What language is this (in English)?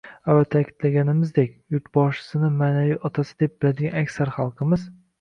Uzbek